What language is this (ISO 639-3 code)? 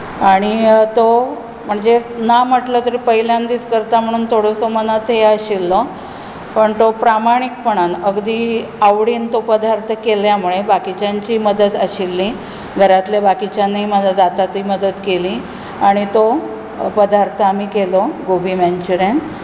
kok